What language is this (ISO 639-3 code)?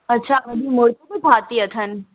snd